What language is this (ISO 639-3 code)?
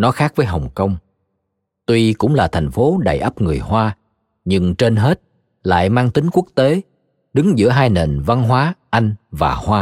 vie